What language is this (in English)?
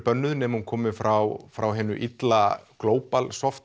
Icelandic